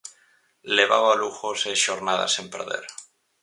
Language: Galician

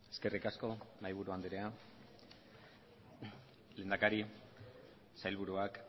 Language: Basque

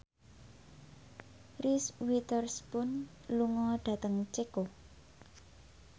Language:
Javanese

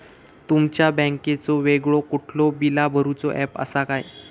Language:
Marathi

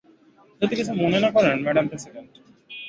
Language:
Bangla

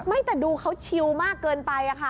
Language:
Thai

